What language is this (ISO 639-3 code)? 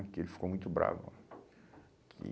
por